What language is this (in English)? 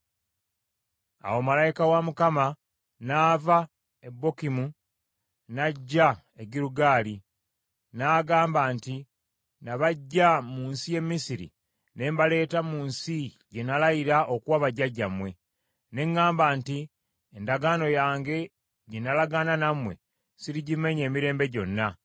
Ganda